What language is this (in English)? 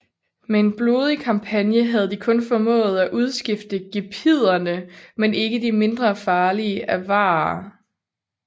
Danish